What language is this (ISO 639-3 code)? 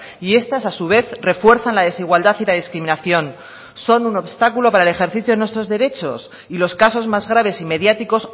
spa